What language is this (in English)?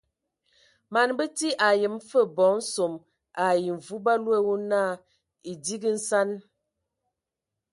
Ewondo